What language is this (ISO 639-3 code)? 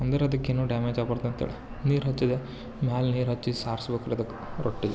kan